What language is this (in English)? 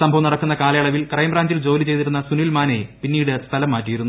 Malayalam